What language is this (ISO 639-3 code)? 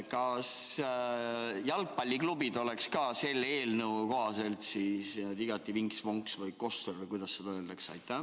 est